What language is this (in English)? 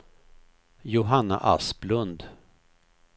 Swedish